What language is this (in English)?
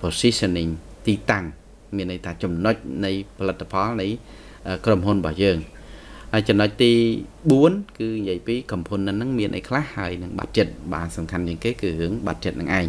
Thai